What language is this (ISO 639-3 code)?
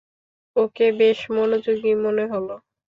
ben